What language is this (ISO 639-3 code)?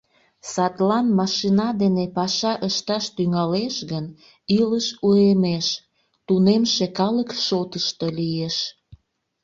chm